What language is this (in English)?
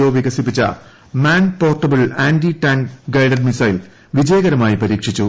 Malayalam